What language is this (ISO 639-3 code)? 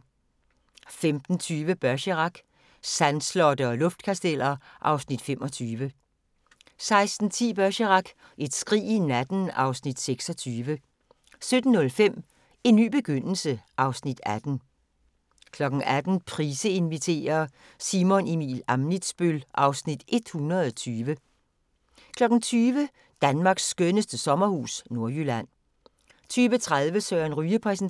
dan